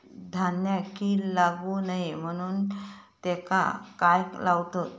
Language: Marathi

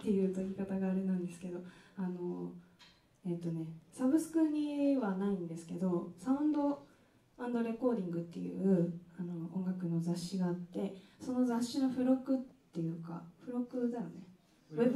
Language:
Japanese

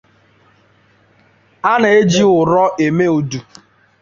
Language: Igbo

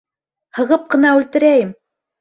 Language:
Bashkir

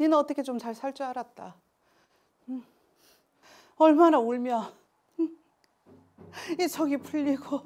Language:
Korean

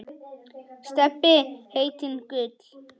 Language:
Icelandic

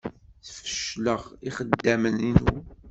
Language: Kabyle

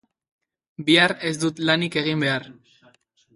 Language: Basque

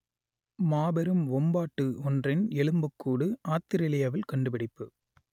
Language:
Tamil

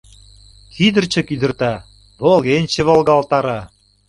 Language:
Mari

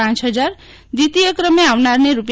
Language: Gujarati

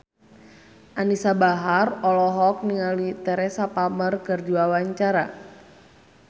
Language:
Sundanese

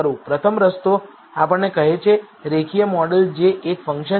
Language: Gujarati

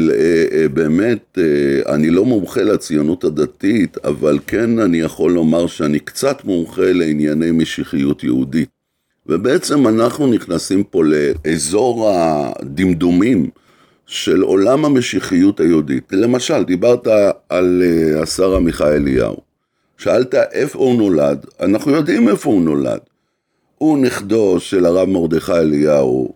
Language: Hebrew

